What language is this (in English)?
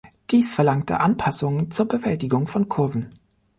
German